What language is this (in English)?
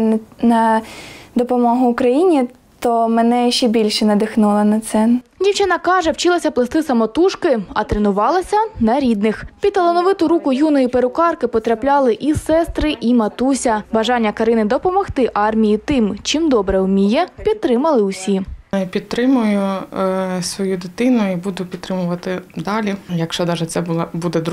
Ukrainian